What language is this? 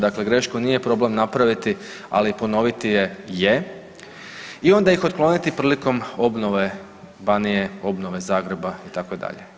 Croatian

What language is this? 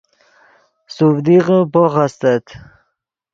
Yidgha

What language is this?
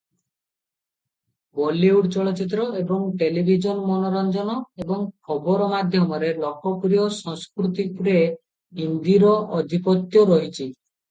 Odia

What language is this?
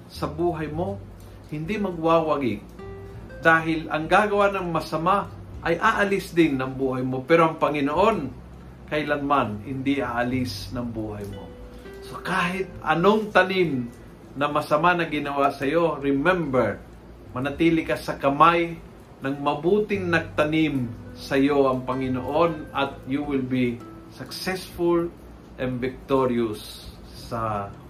Filipino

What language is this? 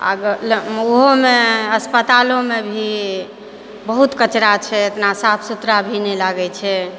Maithili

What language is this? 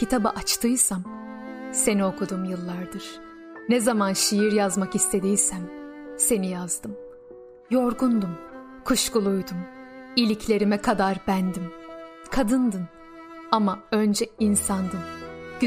Turkish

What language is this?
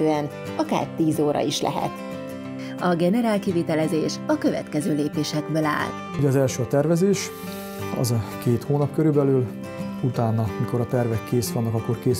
Hungarian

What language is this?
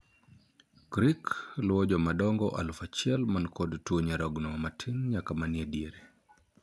Luo (Kenya and Tanzania)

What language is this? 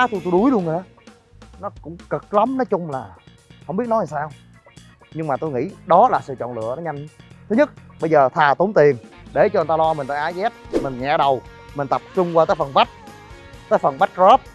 Vietnamese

